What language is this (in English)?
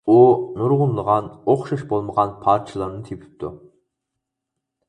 Uyghur